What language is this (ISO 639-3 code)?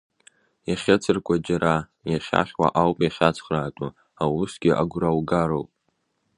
abk